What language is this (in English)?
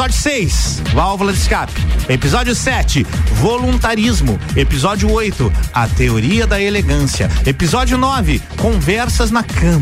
Portuguese